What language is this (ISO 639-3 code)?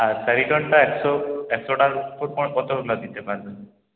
ben